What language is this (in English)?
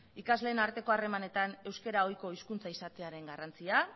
Basque